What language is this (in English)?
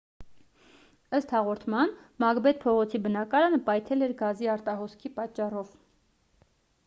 Armenian